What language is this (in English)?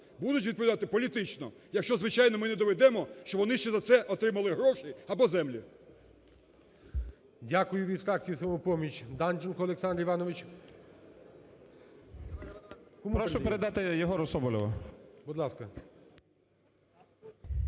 Ukrainian